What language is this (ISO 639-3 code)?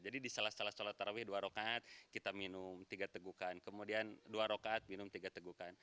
ind